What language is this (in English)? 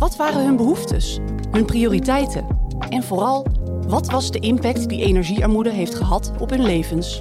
Dutch